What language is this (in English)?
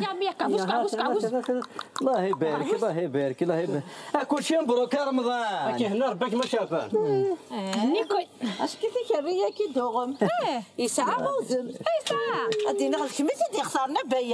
Arabic